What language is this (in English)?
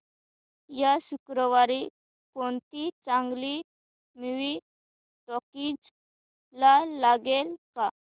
Marathi